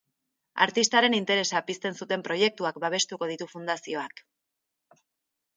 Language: Basque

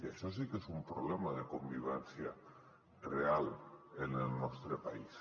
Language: Catalan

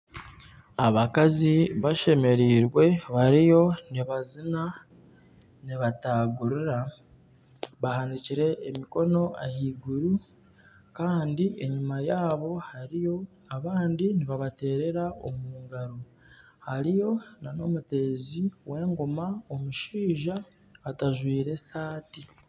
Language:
Nyankole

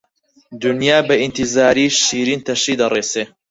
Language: Central Kurdish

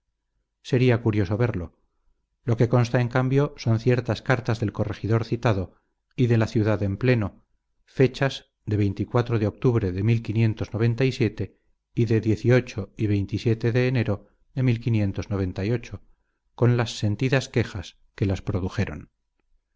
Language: Spanish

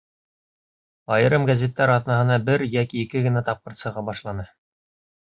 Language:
Bashkir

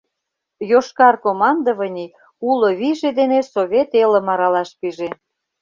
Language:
Mari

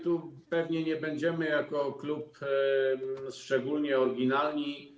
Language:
Polish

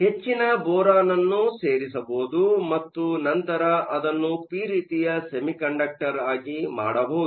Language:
Kannada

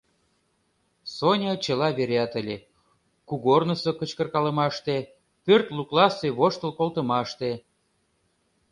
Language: Mari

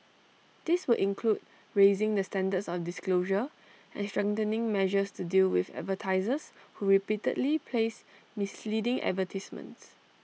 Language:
English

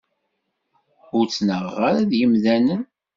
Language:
Kabyle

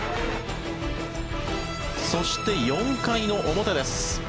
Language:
Japanese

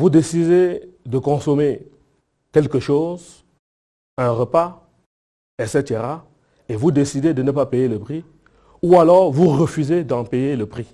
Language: French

